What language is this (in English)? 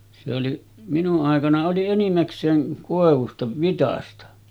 Finnish